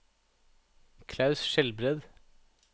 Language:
Norwegian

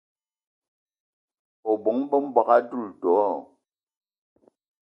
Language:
Eton (Cameroon)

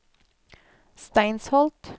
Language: Norwegian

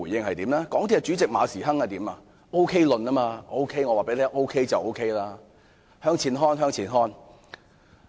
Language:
Cantonese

